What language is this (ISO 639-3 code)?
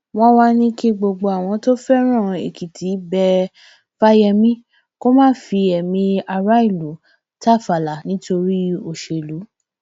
yor